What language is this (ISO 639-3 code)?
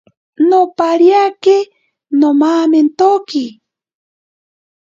prq